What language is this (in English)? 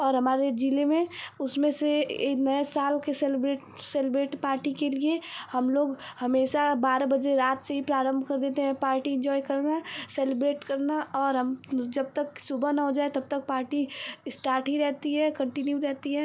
Hindi